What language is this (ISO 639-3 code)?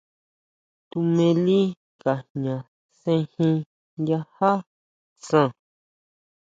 mau